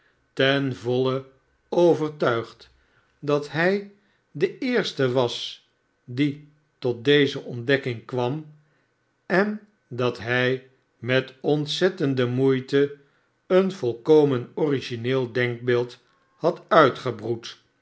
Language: Dutch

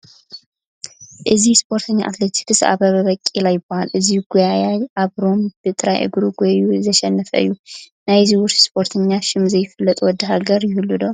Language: Tigrinya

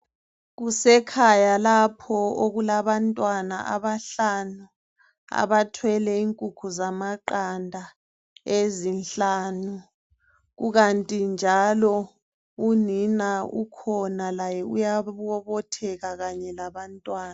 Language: North Ndebele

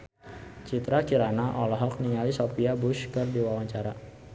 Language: Sundanese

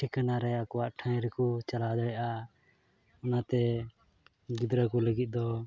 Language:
Santali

